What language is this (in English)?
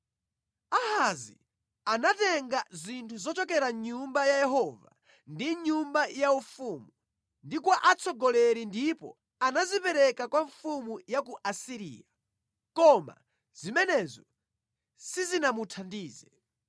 Nyanja